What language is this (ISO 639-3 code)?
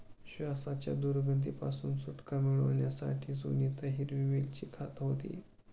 mar